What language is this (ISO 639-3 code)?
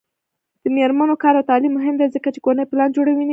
pus